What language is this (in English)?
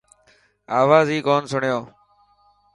Dhatki